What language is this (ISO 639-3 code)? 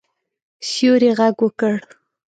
pus